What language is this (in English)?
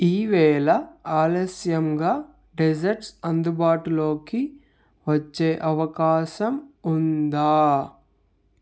Telugu